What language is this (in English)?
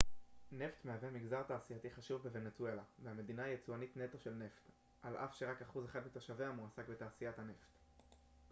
Hebrew